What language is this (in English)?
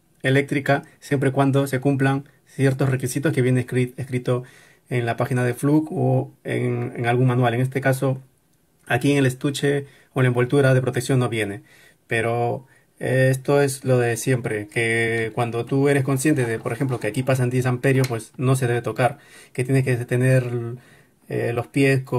Spanish